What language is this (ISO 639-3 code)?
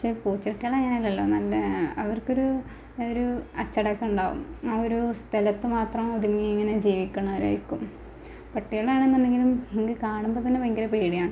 mal